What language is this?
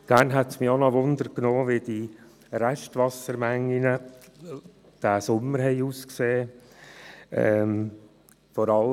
Swiss German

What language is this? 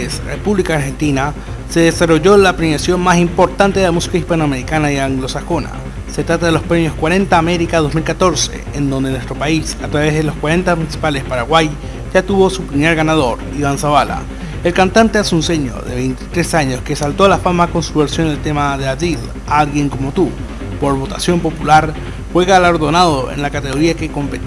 Spanish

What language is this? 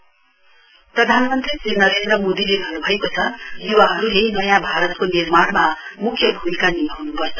Nepali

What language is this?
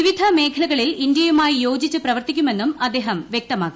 Malayalam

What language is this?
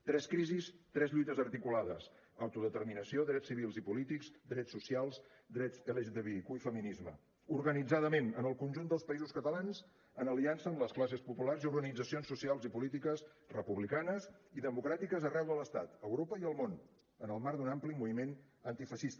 Catalan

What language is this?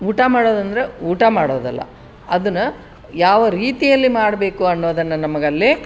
Kannada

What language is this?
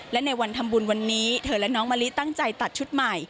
Thai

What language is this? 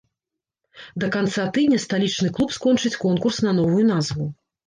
Belarusian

